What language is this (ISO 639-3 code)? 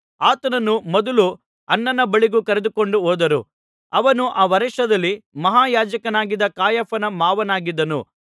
kan